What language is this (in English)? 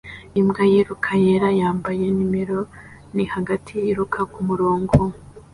Kinyarwanda